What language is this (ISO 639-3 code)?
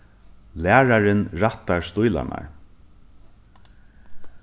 fao